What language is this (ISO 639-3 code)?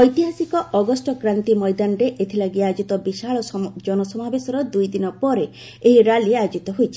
ori